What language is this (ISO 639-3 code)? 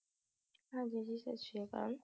pan